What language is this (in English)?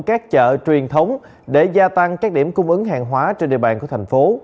Vietnamese